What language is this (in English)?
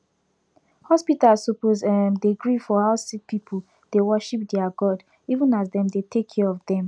Nigerian Pidgin